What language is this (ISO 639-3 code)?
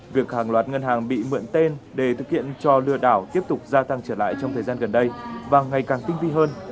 vie